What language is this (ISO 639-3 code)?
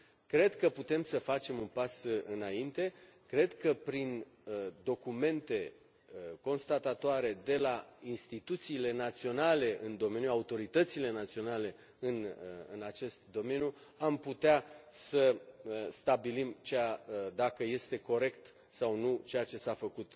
ron